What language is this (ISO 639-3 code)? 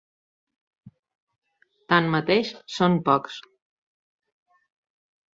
cat